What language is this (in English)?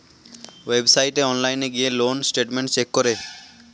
Bangla